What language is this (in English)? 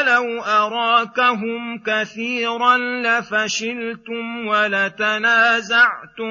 Arabic